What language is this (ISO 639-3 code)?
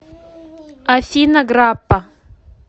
rus